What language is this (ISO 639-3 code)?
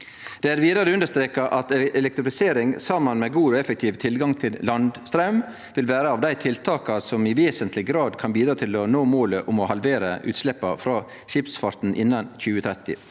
nor